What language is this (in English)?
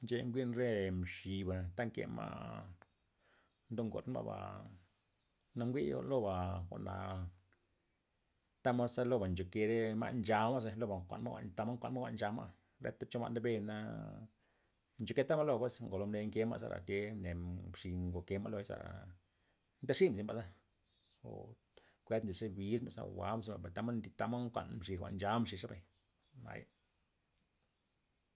Loxicha Zapotec